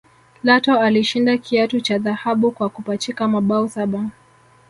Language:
Swahili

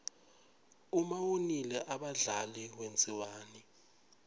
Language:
Swati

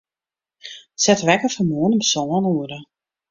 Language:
Western Frisian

